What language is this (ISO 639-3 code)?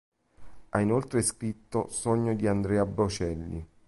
ita